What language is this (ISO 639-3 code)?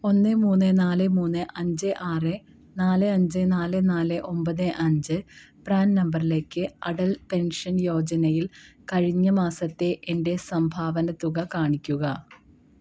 mal